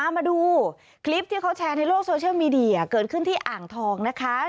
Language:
Thai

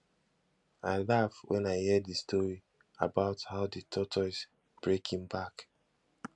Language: Nigerian Pidgin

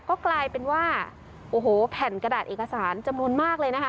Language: Thai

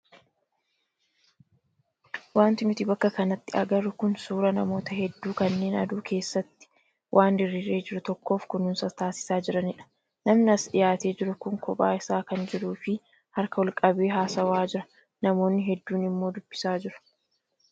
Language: Oromo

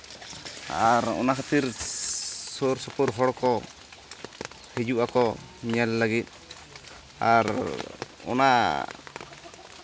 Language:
Santali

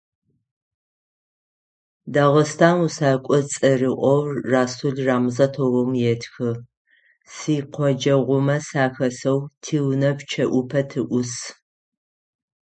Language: Adyghe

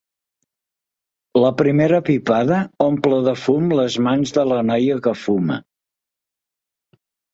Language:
Catalan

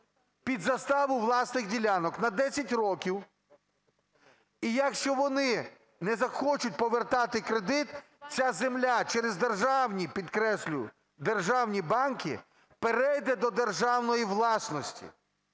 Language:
Ukrainian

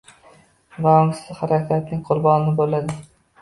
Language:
Uzbek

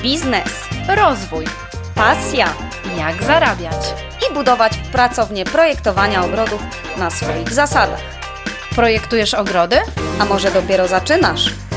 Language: Polish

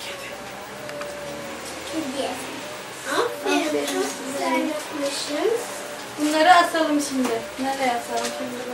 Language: Turkish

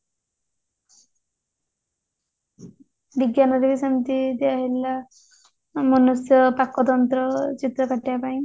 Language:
Odia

